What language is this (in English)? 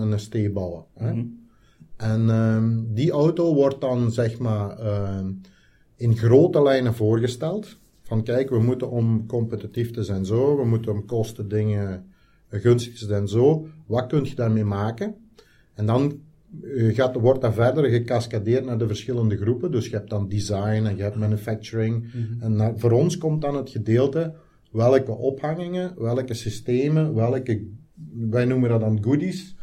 Dutch